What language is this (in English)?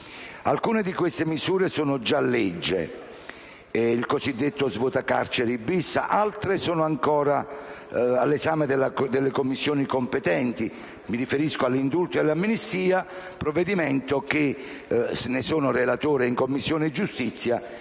Italian